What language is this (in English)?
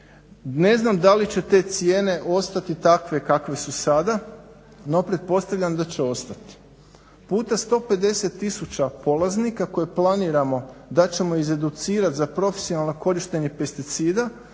Croatian